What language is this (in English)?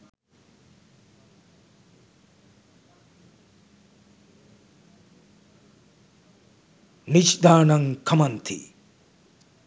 Sinhala